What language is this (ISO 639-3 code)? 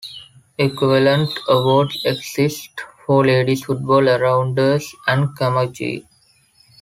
eng